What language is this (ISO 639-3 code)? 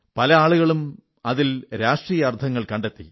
mal